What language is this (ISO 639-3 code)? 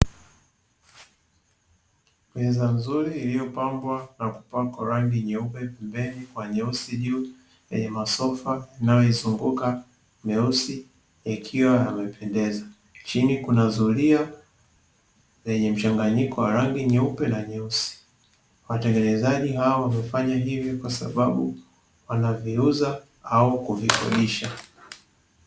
swa